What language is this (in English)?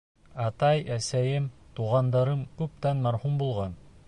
Bashkir